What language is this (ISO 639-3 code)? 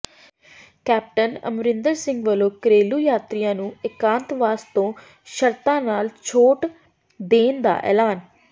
pan